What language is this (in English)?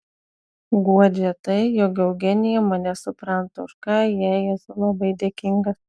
Lithuanian